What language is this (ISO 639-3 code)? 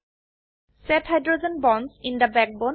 asm